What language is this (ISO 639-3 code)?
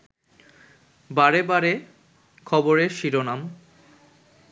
ben